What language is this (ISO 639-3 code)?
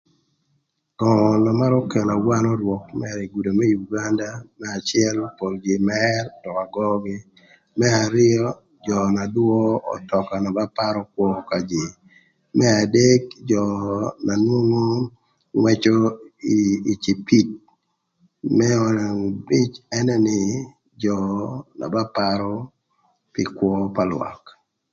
lth